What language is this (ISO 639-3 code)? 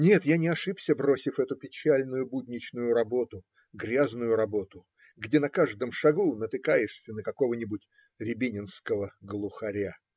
rus